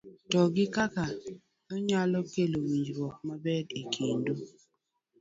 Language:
Luo (Kenya and Tanzania)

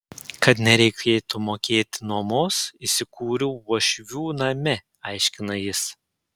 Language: Lithuanian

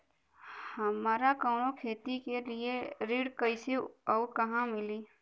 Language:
Bhojpuri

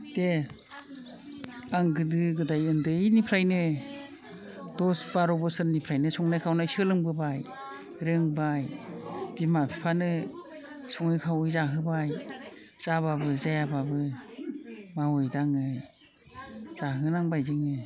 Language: Bodo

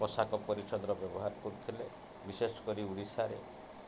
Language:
Odia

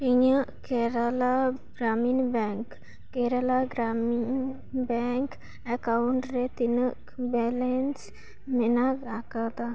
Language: Santali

